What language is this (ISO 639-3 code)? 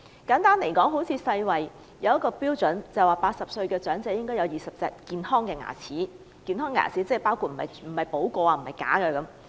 yue